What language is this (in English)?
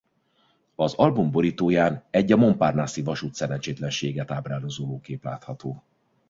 Hungarian